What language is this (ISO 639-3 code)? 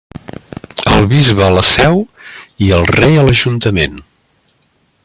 cat